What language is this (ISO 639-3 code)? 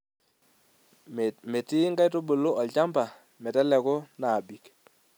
mas